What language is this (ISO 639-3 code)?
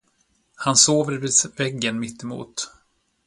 swe